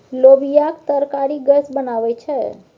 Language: Maithili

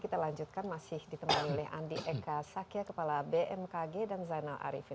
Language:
Indonesian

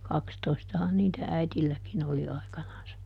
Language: Finnish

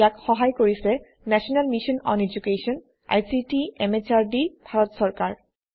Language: Assamese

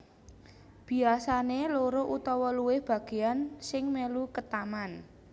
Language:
Javanese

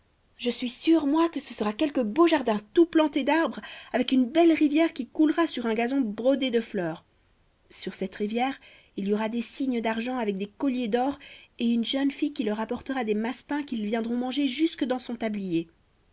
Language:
French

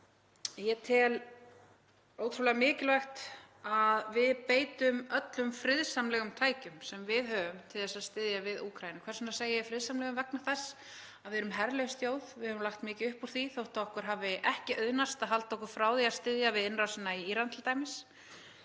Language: Icelandic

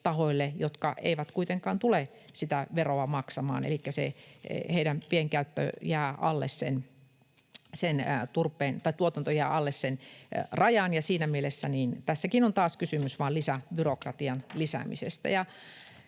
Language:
Finnish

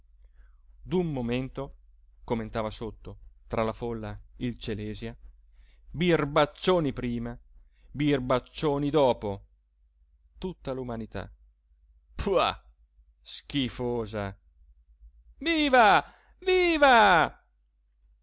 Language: Italian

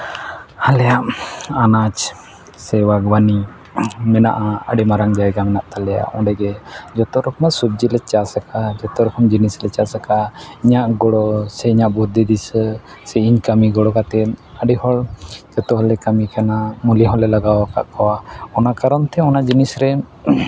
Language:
Santali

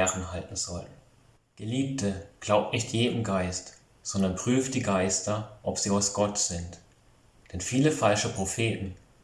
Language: German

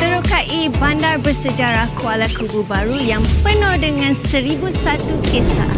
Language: Malay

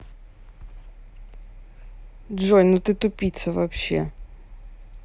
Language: Russian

